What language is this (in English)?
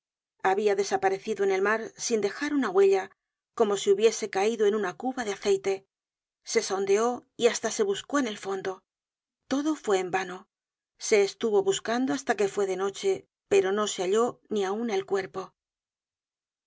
Spanish